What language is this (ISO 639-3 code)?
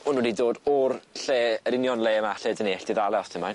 cym